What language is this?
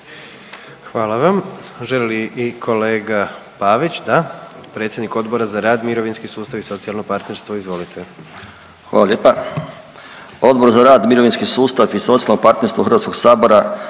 Croatian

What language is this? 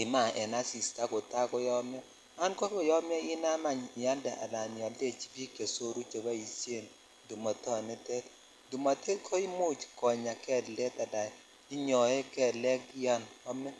Kalenjin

